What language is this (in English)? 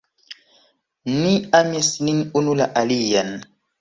Esperanto